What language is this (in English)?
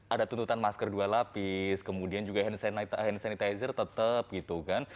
Indonesian